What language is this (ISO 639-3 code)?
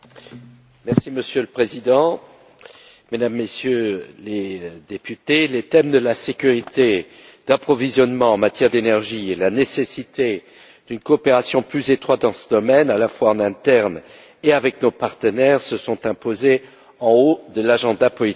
fra